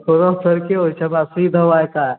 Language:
Maithili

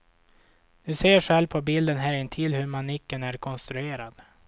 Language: Swedish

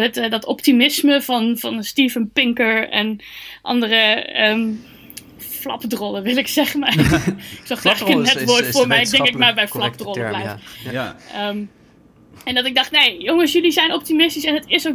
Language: Dutch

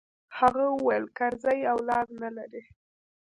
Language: Pashto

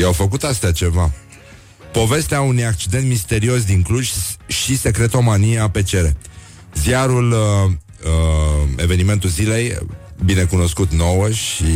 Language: Romanian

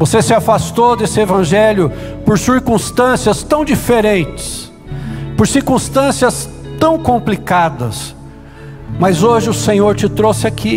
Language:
Portuguese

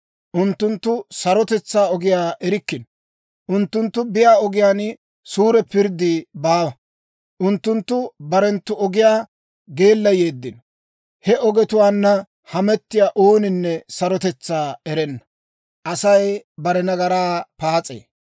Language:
Dawro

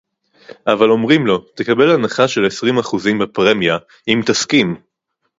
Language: Hebrew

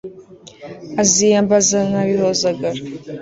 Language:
Kinyarwanda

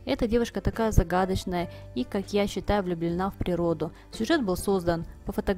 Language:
Russian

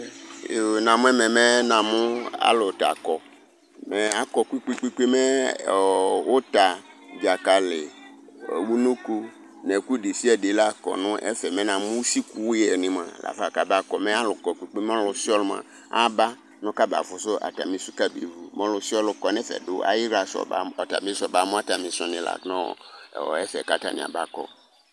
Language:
Ikposo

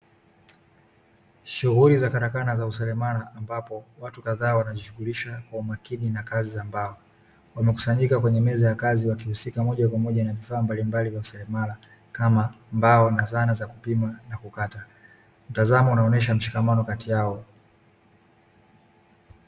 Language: Swahili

